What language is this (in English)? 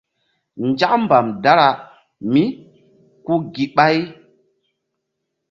Mbum